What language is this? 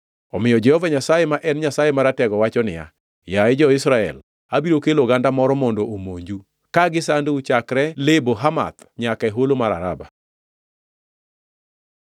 Luo (Kenya and Tanzania)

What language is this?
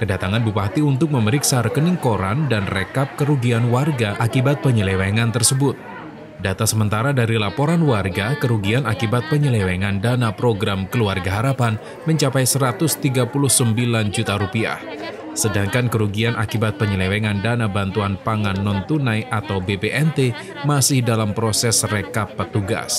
Indonesian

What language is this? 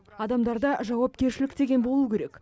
Kazakh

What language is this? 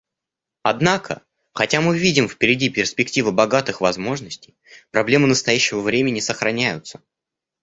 Russian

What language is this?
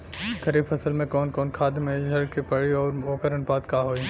Bhojpuri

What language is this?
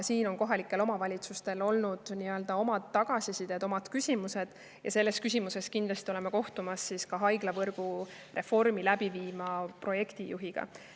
Estonian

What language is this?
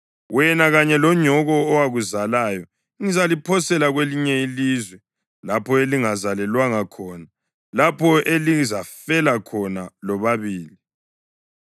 North Ndebele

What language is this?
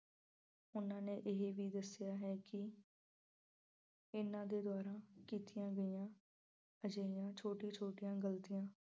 Punjabi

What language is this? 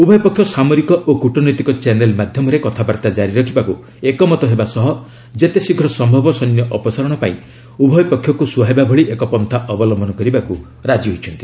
Odia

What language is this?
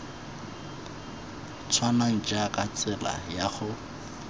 Tswana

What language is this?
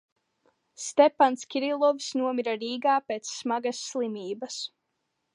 Latvian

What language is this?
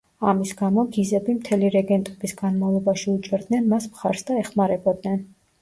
Georgian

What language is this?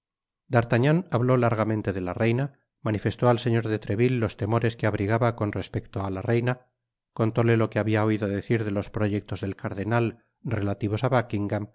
Spanish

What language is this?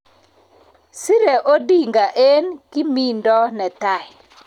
Kalenjin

